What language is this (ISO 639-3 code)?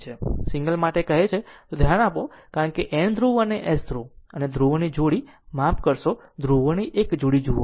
guj